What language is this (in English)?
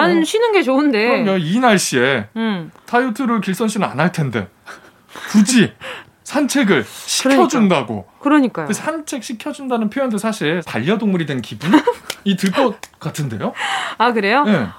Korean